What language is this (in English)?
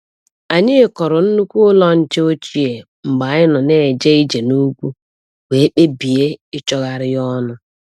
Igbo